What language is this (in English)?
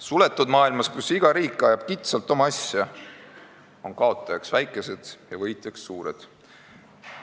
Estonian